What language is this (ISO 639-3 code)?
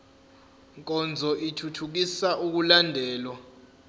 zul